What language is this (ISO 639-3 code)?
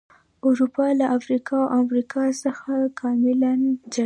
pus